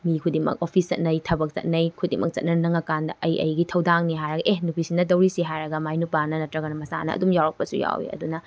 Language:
Manipuri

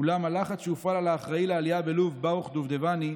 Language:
Hebrew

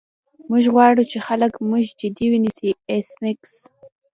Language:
Pashto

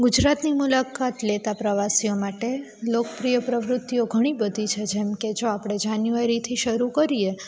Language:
Gujarati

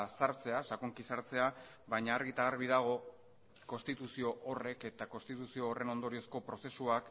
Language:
Basque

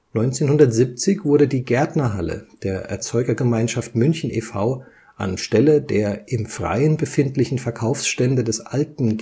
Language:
German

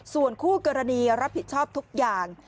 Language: Thai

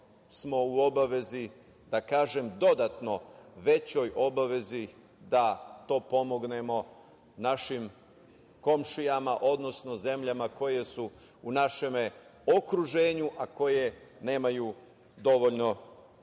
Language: Serbian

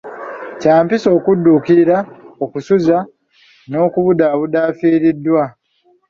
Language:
Ganda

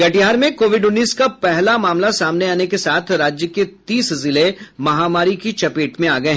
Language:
Hindi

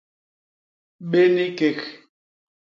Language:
Basaa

